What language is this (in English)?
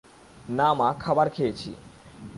Bangla